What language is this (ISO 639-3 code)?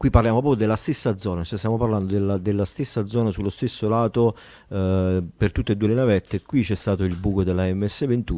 ita